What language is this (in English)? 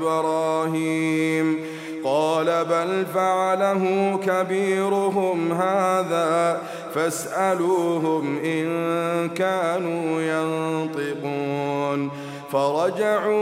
Arabic